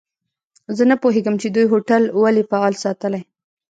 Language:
Pashto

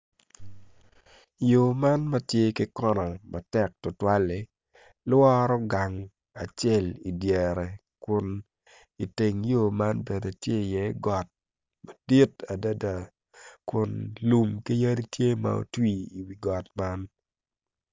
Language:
Acoli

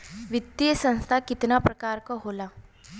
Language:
Bhojpuri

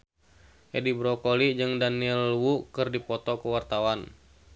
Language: Sundanese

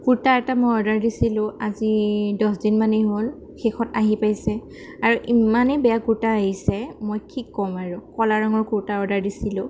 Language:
Assamese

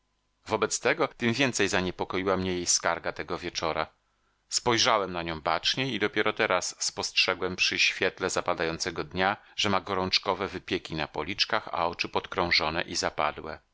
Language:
Polish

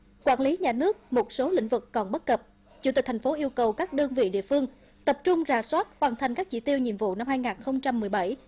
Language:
Vietnamese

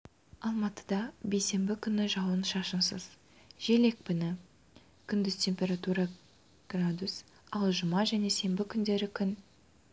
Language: Kazakh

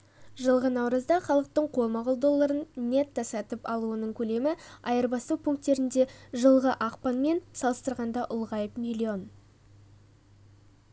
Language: Kazakh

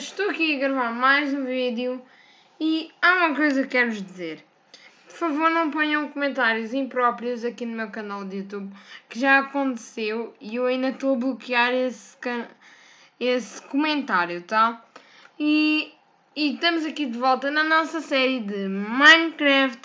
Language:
Portuguese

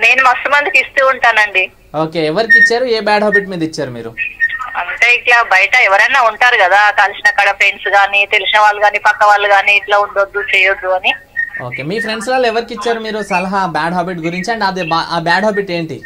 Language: Hindi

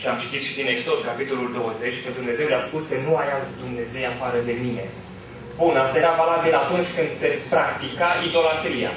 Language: Romanian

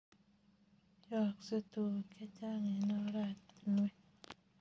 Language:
Kalenjin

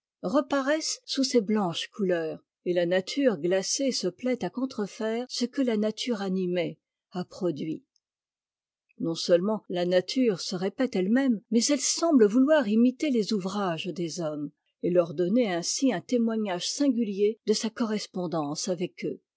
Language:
French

